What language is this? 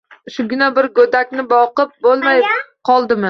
Uzbek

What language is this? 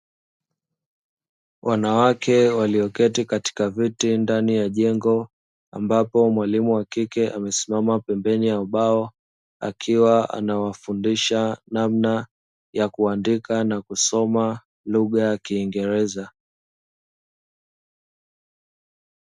Swahili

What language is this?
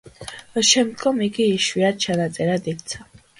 Georgian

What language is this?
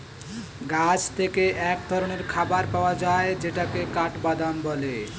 Bangla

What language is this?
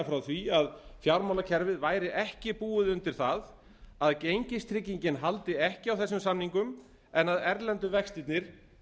Icelandic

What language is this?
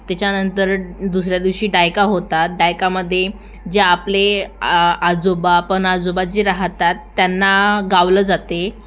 Marathi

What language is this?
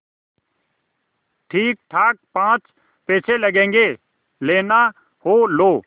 Hindi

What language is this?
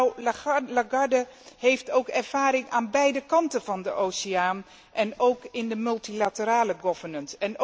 Dutch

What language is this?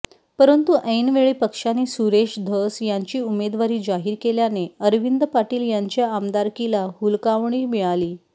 Marathi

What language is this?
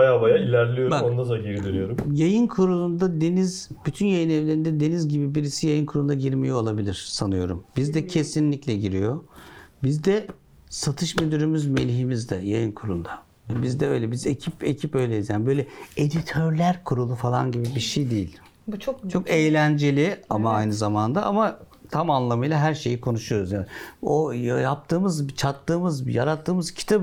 Turkish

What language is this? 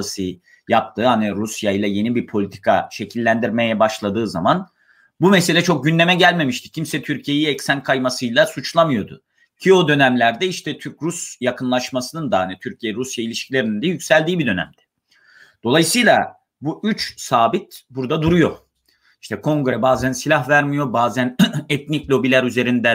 Turkish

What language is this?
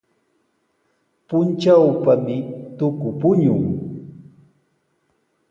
Sihuas Ancash Quechua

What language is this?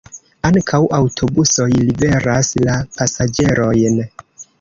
Esperanto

